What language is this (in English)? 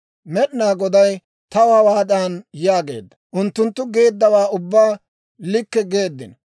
Dawro